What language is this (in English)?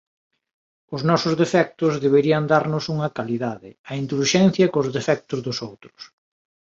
Galician